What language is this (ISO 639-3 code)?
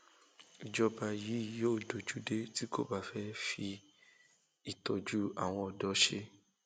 yor